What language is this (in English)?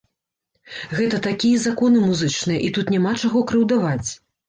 Belarusian